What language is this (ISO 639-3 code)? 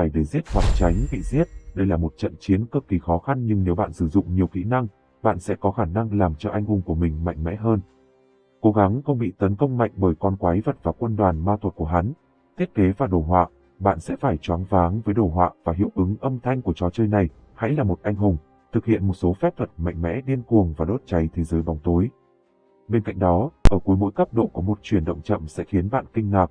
vie